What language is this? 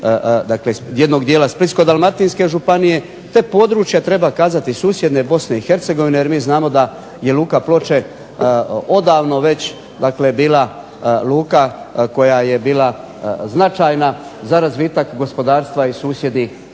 Croatian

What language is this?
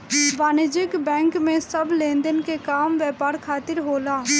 Bhojpuri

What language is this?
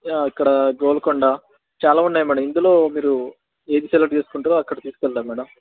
Telugu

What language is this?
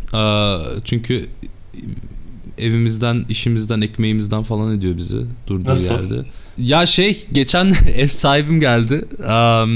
Turkish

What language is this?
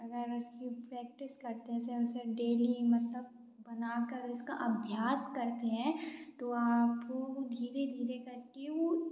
Hindi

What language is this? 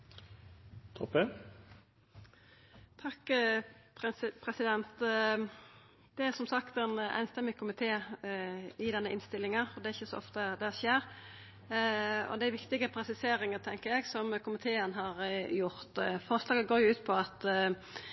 Norwegian Nynorsk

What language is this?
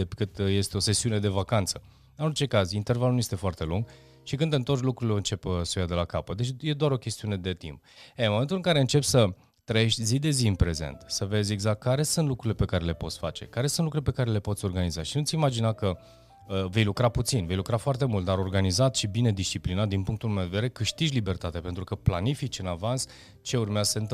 Romanian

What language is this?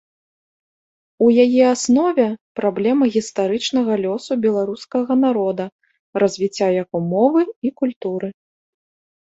Belarusian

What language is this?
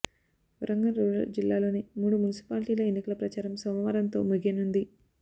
Telugu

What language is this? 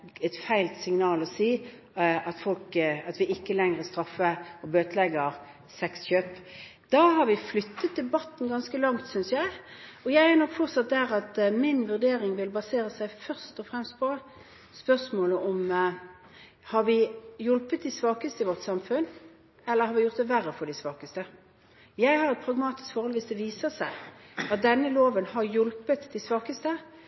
Norwegian Bokmål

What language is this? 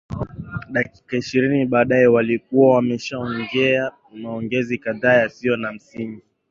Swahili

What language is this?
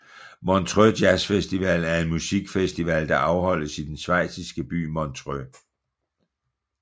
Danish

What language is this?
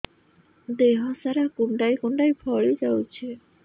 Odia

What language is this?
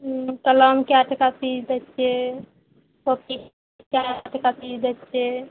Maithili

